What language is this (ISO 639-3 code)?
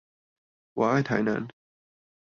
zho